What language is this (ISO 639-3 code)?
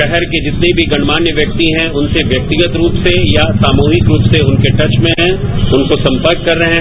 hin